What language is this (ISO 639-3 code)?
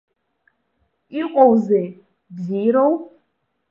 abk